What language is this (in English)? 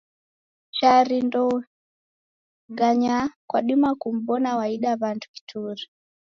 Taita